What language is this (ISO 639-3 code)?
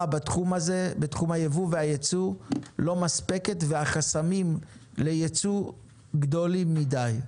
heb